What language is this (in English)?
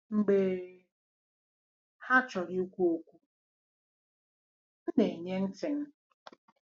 Igbo